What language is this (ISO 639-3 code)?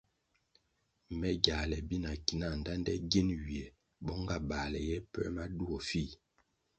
nmg